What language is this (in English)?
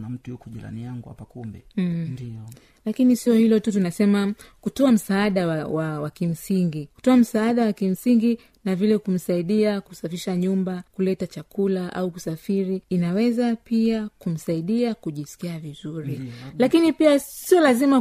Swahili